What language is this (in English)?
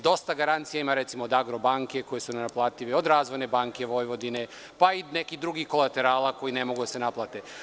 Serbian